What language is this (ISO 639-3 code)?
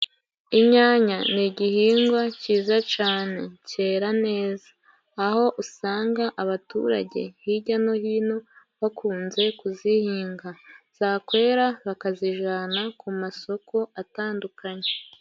kin